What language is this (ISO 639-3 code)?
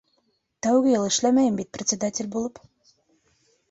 bak